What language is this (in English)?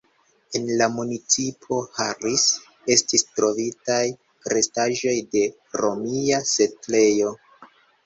Esperanto